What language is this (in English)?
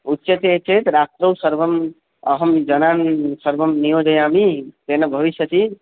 Sanskrit